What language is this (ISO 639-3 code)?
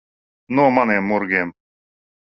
lav